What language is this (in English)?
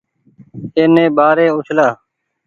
Goaria